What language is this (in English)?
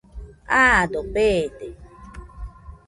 Nüpode Huitoto